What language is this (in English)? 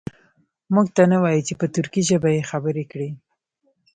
Pashto